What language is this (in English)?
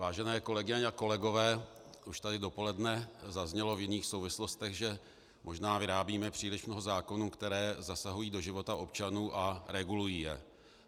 Czech